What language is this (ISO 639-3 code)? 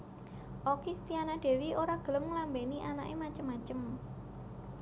jav